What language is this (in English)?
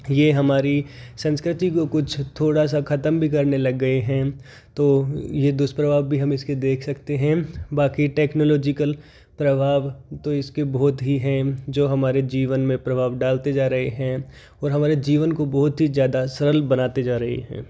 Hindi